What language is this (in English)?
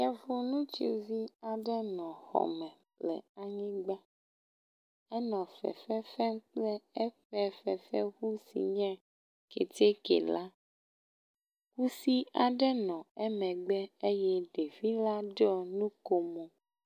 Ewe